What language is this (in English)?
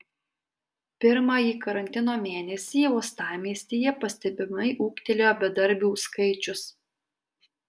Lithuanian